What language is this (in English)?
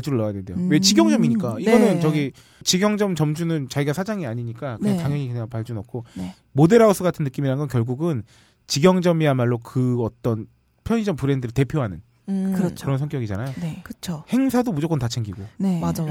Korean